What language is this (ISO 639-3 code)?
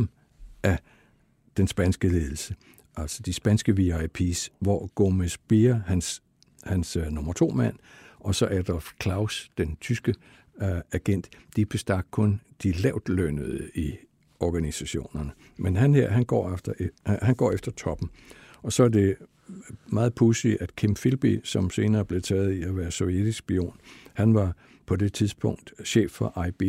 dan